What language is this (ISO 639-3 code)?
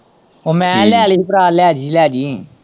pan